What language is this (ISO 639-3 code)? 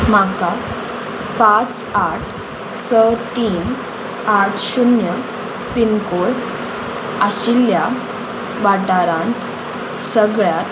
kok